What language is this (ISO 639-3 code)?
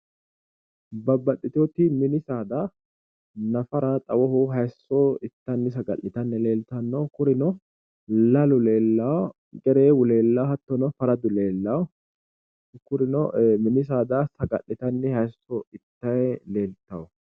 sid